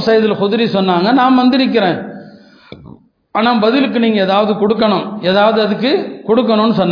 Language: Tamil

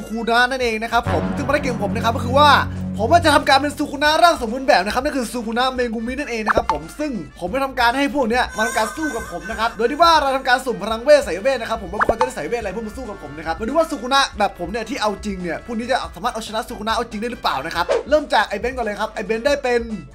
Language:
Thai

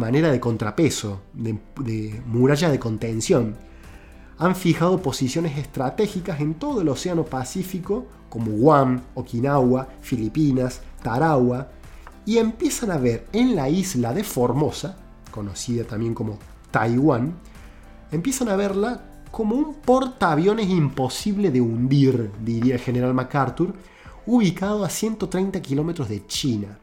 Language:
Spanish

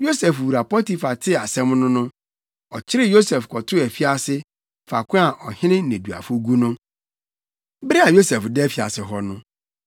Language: Akan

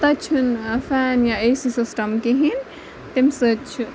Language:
Kashmiri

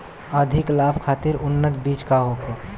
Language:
Bhojpuri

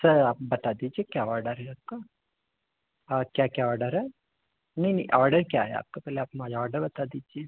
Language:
Hindi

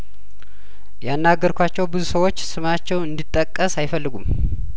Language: Amharic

